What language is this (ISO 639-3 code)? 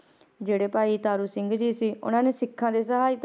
pan